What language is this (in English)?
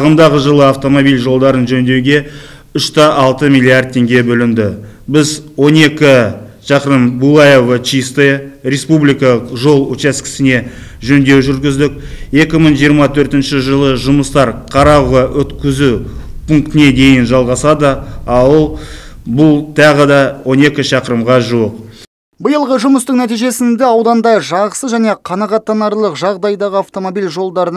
Turkish